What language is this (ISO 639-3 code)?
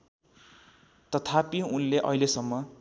nep